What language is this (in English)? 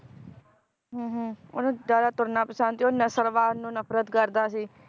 Punjabi